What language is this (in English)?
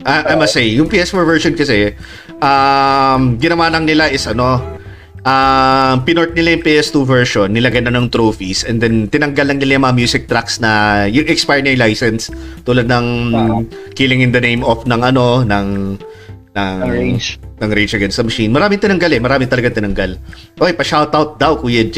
Filipino